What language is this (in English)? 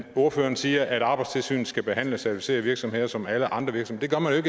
Danish